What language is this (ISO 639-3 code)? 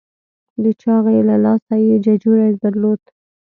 pus